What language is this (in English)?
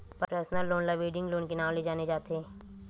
Chhattisgarhi